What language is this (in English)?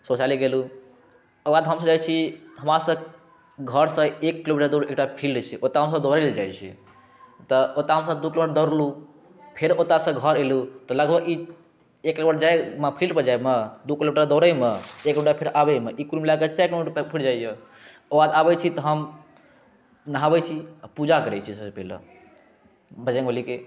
Maithili